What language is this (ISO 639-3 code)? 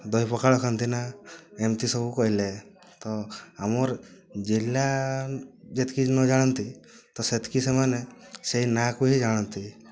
ori